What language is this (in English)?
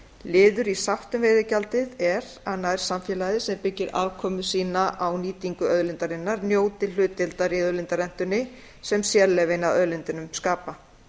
Icelandic